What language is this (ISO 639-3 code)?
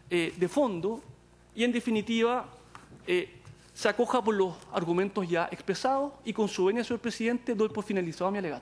spa